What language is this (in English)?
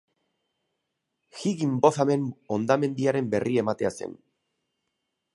Basque